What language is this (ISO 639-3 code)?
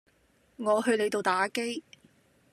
yue